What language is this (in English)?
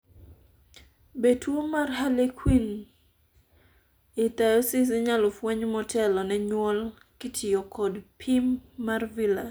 Luo (Kenya and Tanzania)